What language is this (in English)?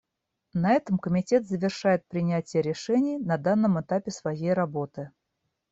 Russian